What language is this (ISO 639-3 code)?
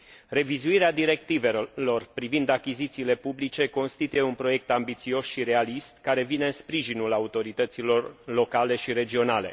ron